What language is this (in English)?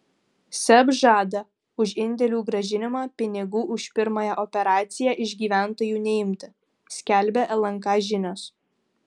Lithuanian